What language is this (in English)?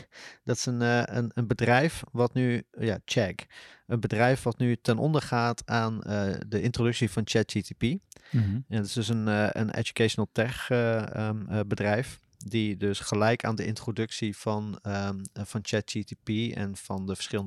Dutch